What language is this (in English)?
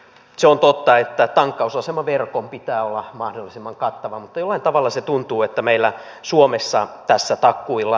Finnish